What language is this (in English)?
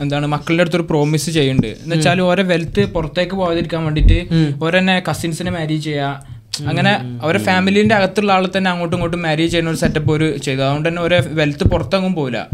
Malayalam